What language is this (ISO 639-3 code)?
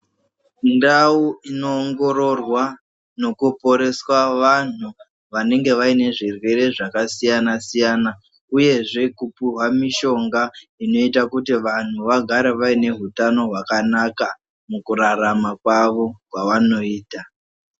ndc